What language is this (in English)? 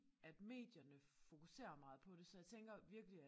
Danish